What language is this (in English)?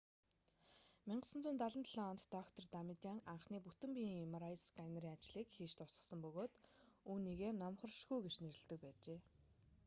Mongolian